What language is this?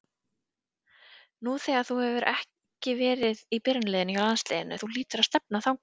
Icelandic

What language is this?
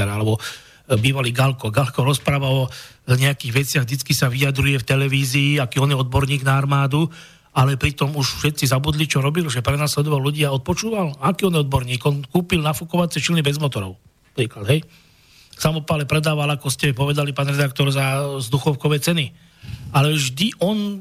Slovak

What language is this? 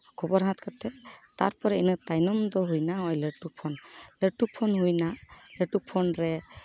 Santali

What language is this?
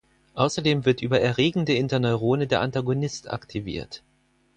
German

